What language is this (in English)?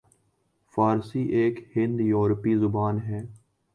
Urdu